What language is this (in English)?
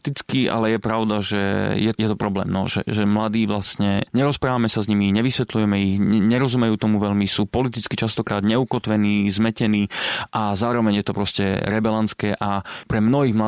Slovak